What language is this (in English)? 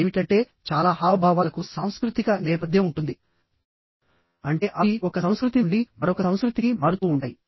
Telugu